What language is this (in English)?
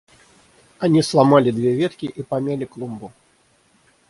Russian